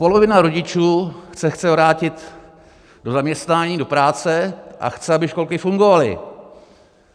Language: Czech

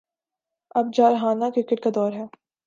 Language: Urdu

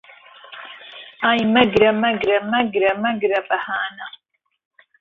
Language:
Central Kurdish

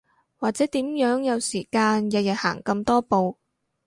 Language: Cantonese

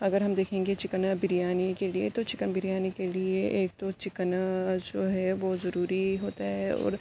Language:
Urdu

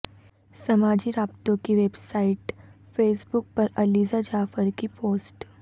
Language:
Urdu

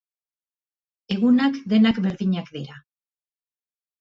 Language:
Basque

